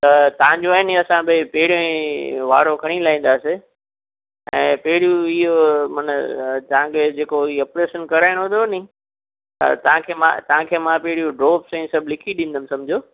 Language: Sindhi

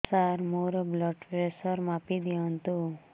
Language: Odia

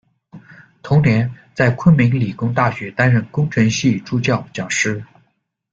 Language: Chinese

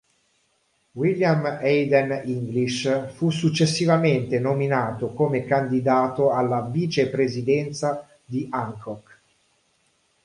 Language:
Italian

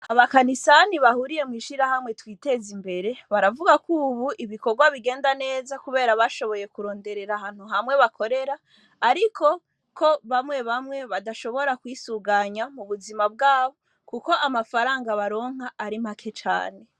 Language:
Rundi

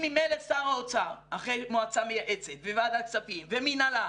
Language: Hebrew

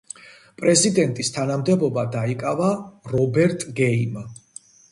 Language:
Georgian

